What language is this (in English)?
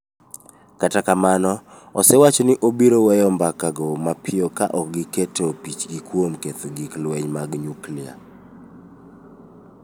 Luo (Kenya and Tanzania)